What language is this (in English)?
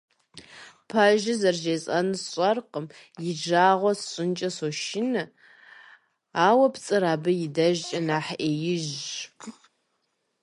Kabardian